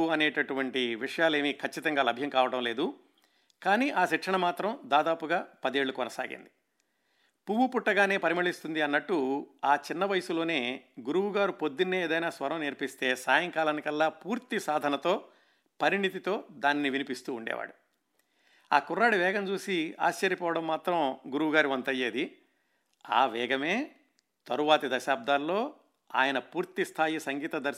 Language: Telugu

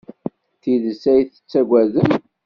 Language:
Kabyle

